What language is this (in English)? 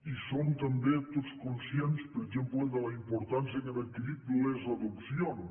Catalan